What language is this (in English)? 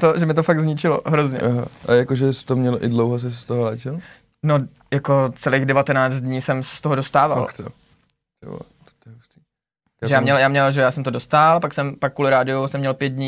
Czech